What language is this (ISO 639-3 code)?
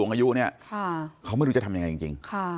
tha